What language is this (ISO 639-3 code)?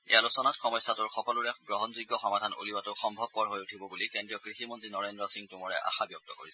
asm